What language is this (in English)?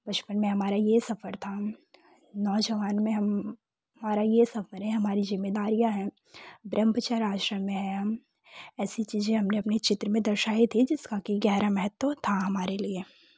Hindi